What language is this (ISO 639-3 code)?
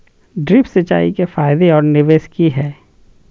mag